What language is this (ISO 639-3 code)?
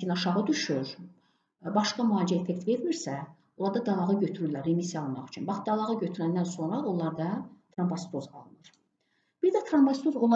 tur